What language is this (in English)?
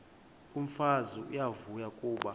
Xhosa